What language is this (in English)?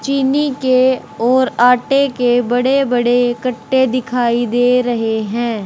Hindi